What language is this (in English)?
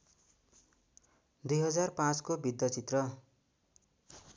Nepali